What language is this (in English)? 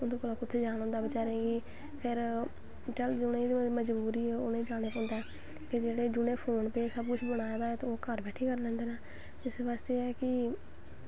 Dogri